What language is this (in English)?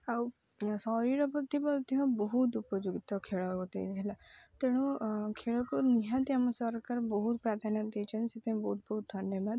Odia